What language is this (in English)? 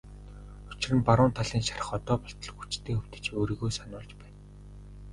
Mongolian